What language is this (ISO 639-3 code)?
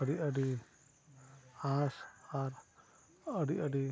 sat